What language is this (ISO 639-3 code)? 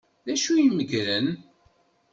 kab